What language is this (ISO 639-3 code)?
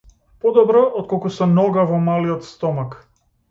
mkd